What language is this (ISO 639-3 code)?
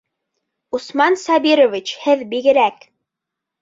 bak